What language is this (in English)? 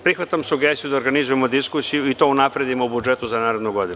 Serbian